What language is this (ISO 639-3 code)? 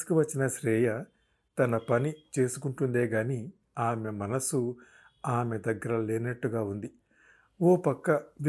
tel